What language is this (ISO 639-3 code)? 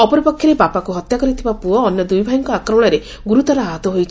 ori